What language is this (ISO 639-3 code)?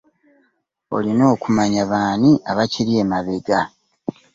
lug